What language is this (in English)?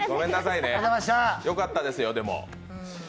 Japanese